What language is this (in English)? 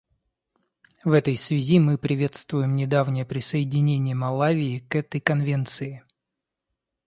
Russian